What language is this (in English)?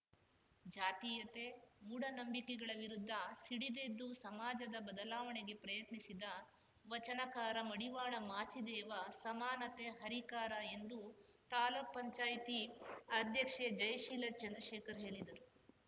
Kannada